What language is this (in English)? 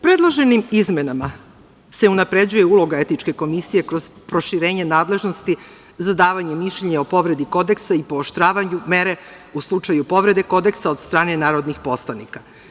Serbian